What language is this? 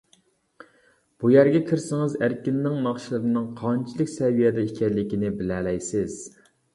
Uyghur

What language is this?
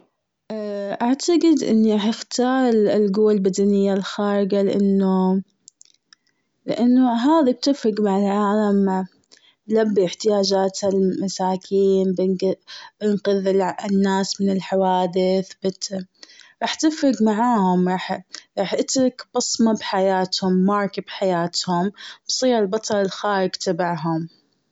Gulf Arabic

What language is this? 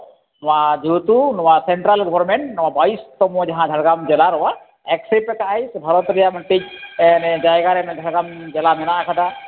Santali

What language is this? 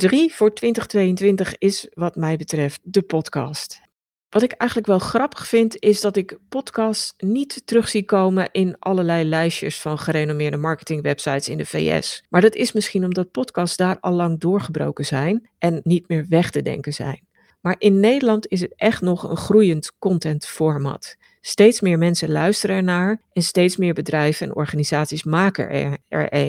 Dutch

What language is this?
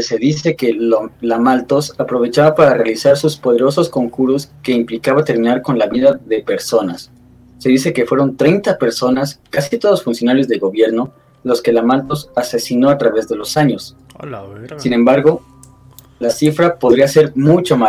Spanish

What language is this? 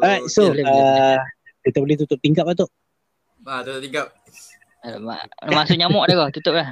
Malay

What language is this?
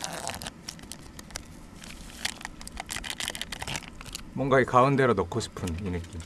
Korean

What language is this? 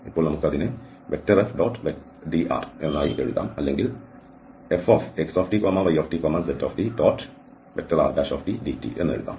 Malayalam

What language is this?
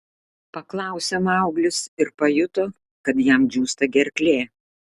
Lithuanian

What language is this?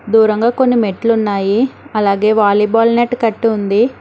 Telugu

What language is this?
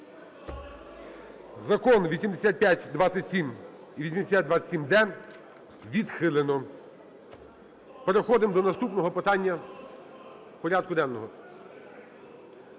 Ukrainian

